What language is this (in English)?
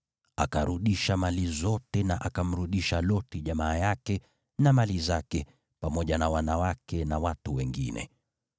Swahili